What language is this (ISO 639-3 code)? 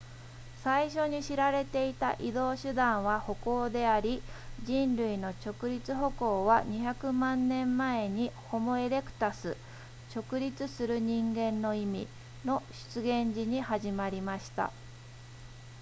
jpn